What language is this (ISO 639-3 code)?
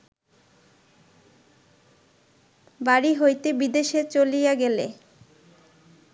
ben